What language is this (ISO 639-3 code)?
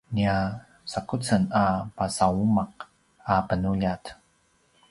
pwn